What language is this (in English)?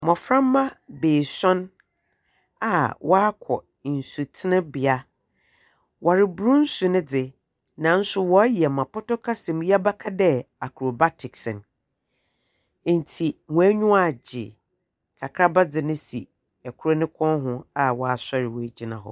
Akan